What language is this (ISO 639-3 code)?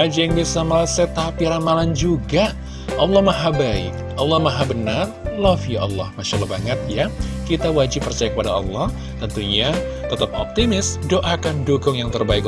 ind